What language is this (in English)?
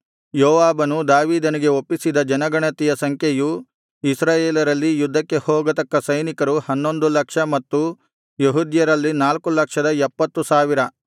Kannada